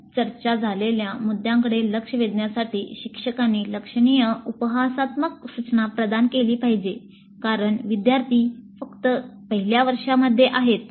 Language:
Marathi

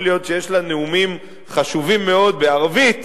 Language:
Hebrew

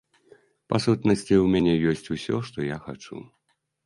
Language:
Belarusian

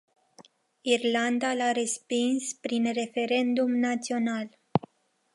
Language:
Romanian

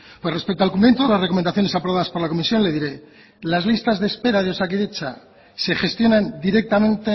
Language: Spanish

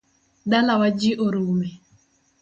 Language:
Luo (Kenya and Tanzania)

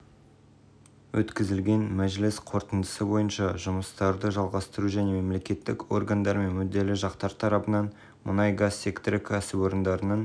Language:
Kazakh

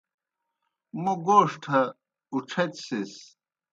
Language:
Kohistani Shina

